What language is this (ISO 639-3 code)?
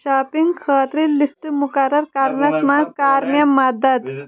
kas